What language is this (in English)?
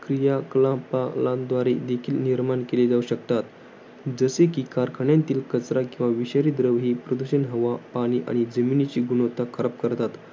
Marathi